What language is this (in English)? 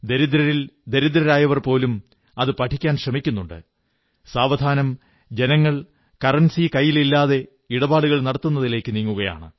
Malayalam